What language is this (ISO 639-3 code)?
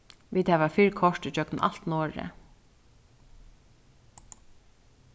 fao